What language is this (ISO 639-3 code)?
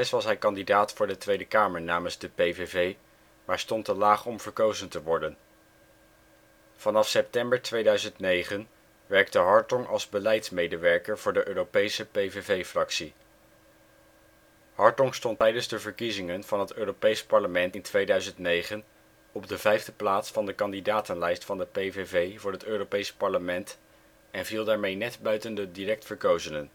nld